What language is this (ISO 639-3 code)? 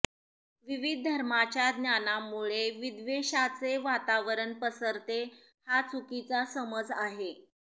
mar